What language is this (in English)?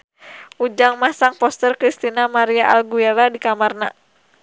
Sundanese